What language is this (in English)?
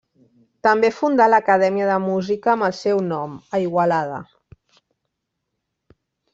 Catalan